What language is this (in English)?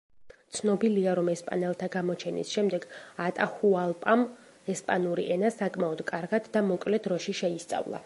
Georgian